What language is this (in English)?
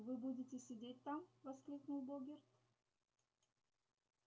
Russian